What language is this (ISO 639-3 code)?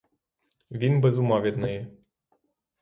ukr